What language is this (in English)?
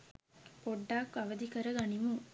Sinhala